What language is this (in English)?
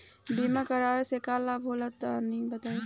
Bhojpuri